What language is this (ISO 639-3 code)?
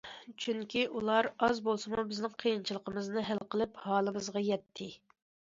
uig